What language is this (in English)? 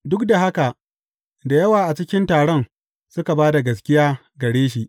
Hausa